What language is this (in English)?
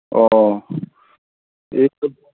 Manipuri